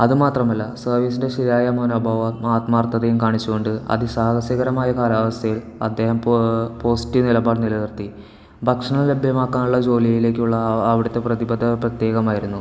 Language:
Malayalam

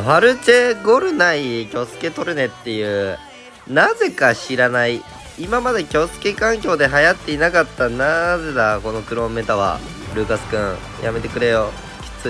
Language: Japanese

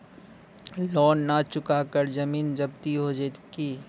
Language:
Maithili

